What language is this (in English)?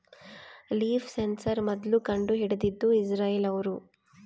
Kannada